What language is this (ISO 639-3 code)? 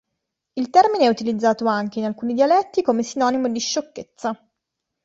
ita